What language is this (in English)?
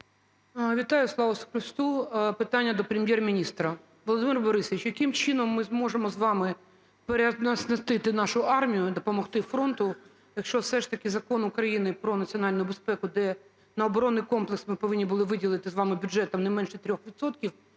Ukrainian